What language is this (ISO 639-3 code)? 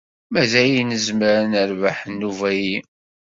kab